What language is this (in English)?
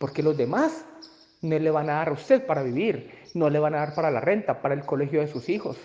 Spanish